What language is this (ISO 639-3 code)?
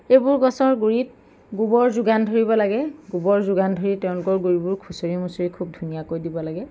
asm